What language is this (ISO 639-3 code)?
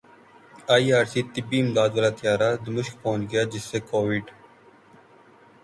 urd